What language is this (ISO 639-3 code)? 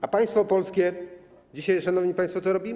pol